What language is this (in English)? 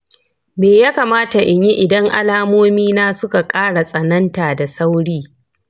Hausa